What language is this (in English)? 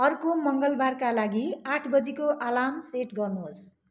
Nepali